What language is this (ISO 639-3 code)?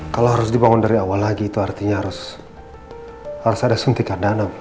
ind